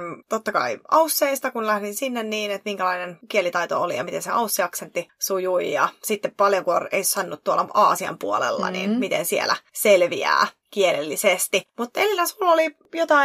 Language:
Finnish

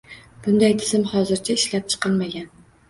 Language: Uzbek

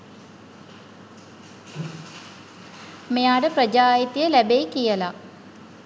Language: Sinhala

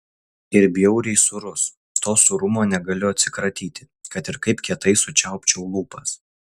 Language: Lithuanian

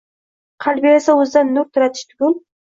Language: Uzbek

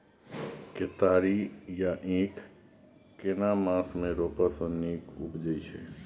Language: Maithili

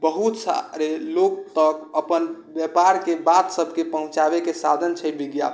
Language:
Maithili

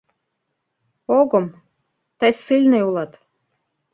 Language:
Mari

